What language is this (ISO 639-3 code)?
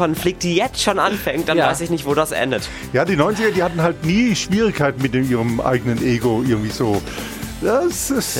deu